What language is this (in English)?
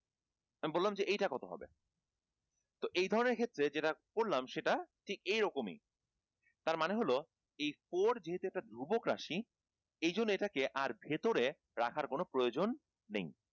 Bangla